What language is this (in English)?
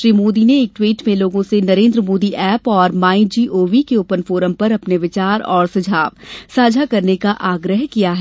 Hindi